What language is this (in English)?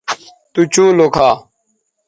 Bateri